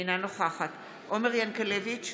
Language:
Hebrew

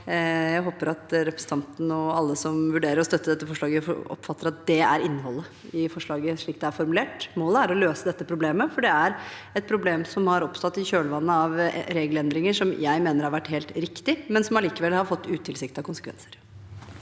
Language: Norwegian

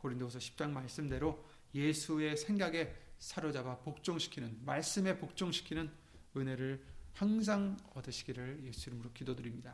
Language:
Korean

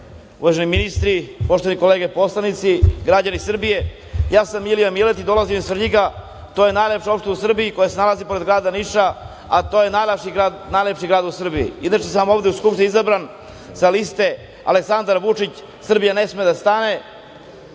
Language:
Serbian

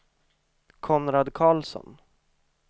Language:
Swedish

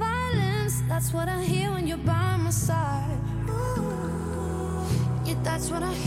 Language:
Danish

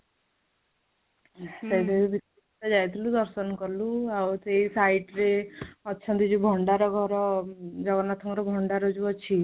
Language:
Odia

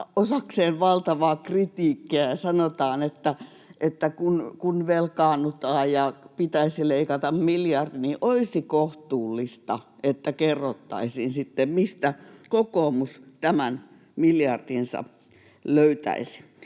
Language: Finnish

